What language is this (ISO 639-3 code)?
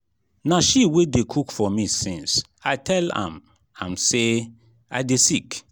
pcm